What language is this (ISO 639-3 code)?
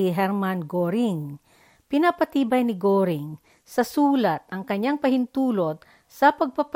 fil